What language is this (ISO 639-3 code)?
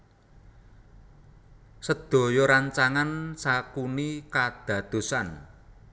jav